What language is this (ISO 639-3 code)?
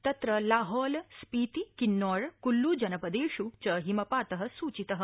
san